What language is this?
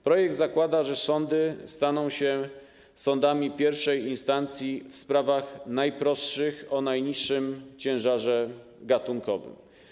Polish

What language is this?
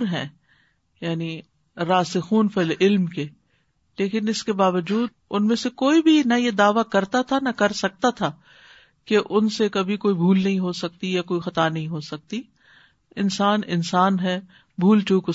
Urdu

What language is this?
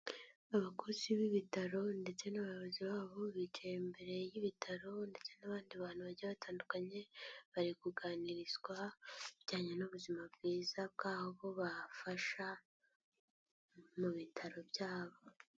Kinyarwanda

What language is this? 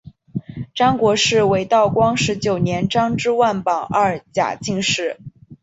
Chinese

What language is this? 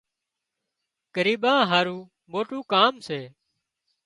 Wadiyara Koli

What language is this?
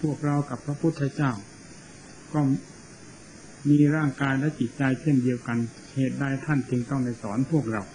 Thai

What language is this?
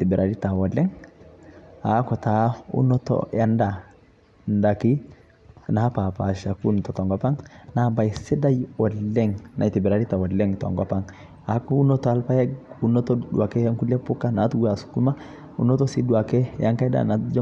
Masai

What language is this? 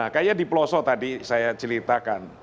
Indonesian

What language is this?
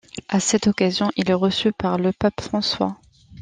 French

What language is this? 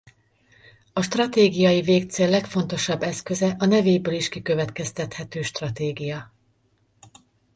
Hungarian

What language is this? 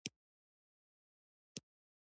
Pashto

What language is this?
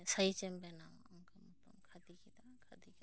Santali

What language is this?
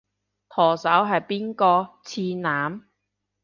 Cantonese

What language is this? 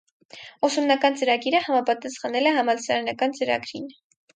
Armenian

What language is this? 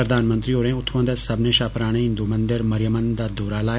Dogri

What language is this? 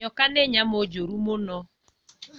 Kikuyu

